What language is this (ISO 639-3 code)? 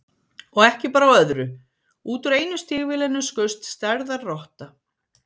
isl